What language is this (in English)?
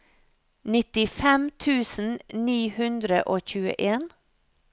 Norwegian